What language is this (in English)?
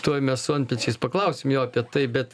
Lithuanian